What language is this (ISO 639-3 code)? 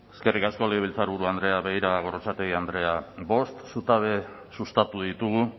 eus